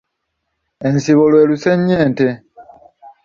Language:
Ganda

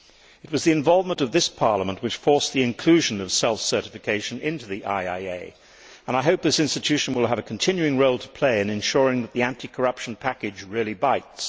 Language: English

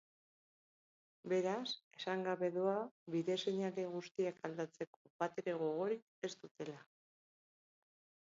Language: Basque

